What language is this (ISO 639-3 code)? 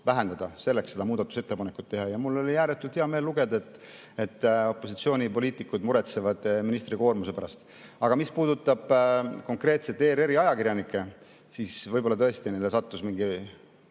est